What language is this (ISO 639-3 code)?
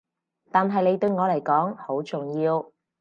yue